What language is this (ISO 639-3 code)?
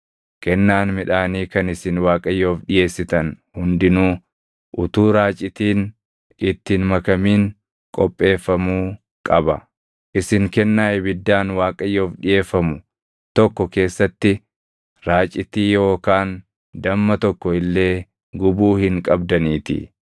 orm